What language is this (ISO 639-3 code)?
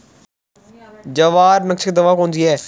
hin